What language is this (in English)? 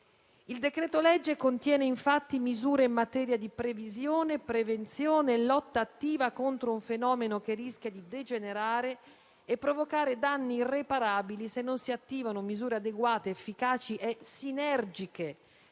Italian